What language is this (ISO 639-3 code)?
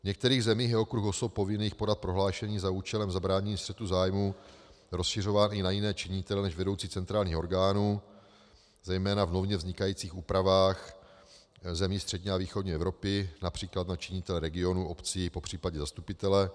ces